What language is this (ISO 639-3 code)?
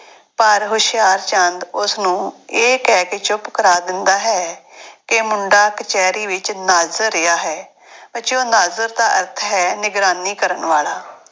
pan